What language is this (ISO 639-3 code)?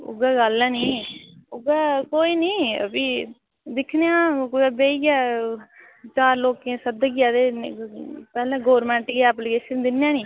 doi